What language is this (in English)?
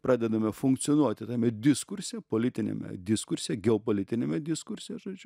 Lithuanian